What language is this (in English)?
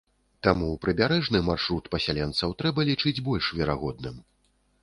Belarusian